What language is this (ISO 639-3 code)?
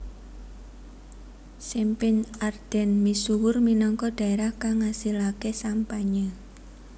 jav